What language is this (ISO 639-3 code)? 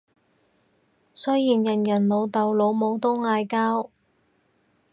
yue